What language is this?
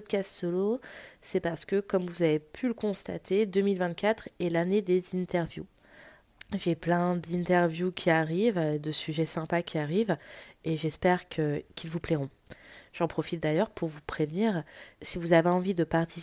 French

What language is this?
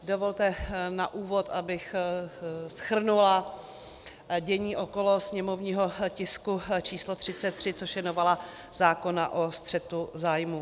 Czech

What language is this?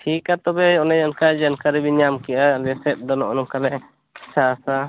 Santali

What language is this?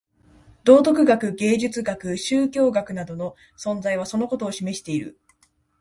Japanese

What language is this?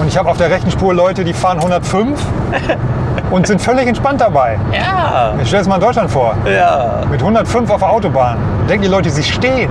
German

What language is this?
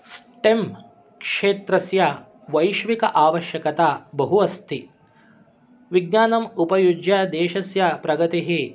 Sanskrit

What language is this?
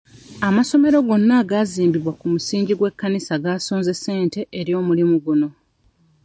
Ganda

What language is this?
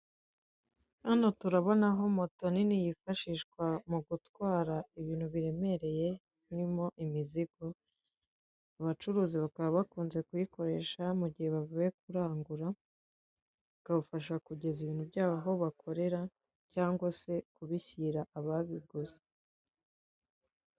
Kinyarwanda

